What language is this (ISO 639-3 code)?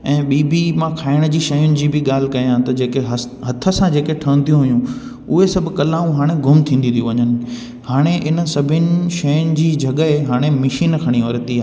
snd